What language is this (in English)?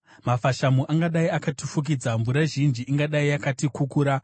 Shona